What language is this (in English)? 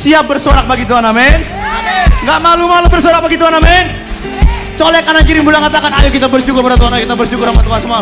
Indonesian